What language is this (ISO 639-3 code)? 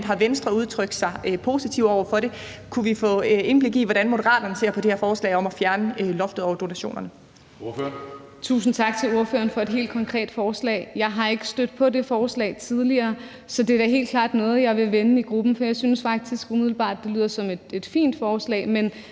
dan